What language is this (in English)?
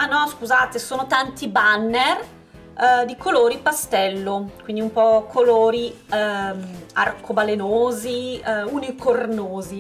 Italian